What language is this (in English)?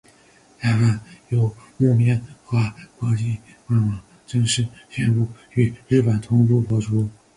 Chinese